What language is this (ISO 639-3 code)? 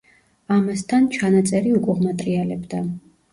kat